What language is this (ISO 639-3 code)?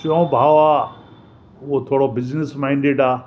snd